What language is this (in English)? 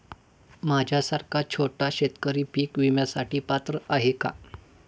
Marathi